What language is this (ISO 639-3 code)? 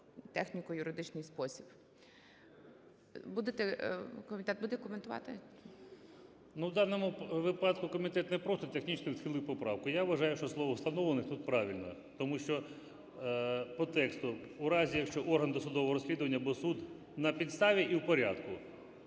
ukr